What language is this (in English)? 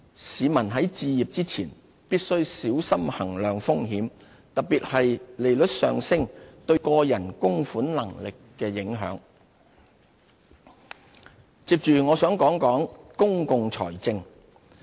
Cantonese